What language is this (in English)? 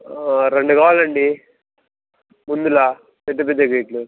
Telugu